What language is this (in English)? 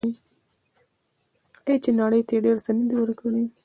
Pashto